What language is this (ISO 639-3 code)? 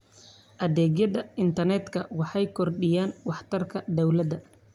som